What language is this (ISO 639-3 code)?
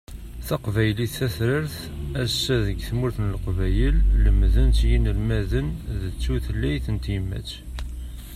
kab